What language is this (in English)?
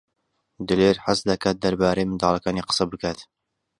Central Kurdish